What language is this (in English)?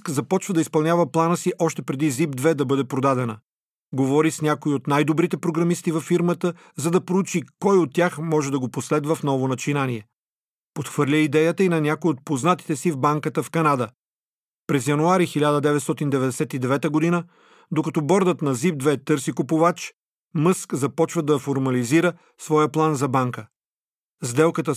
Bulgarian